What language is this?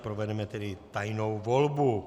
Czech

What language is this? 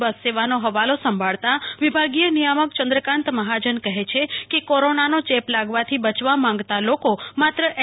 Gujarati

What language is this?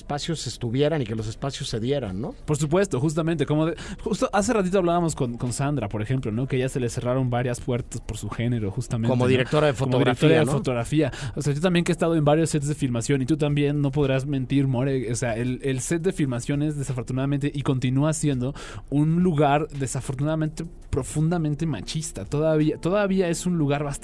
Spanish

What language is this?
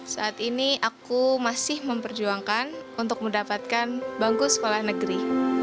Indonesian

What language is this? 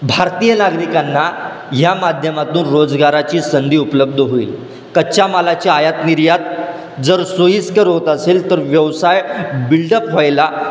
Marathi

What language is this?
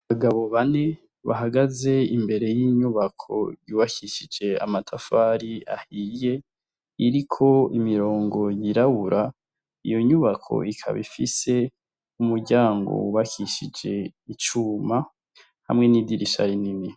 Rundi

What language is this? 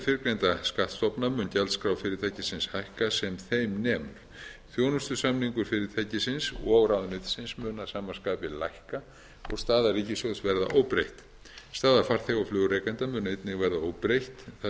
Icelandic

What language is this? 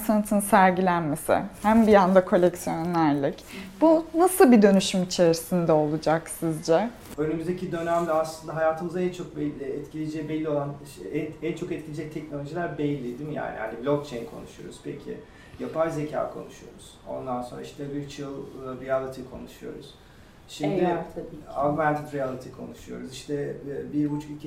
Turkish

